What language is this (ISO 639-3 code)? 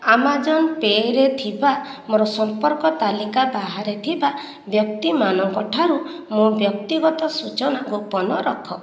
ori